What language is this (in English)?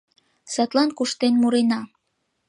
Mari